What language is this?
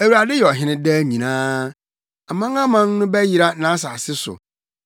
Akan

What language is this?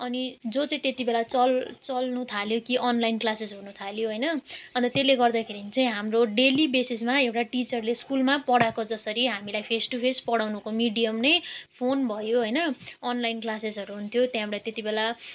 Nepali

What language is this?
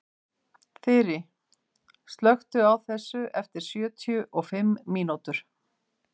Icelandic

